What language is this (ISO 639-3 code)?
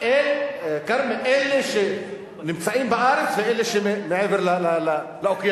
heb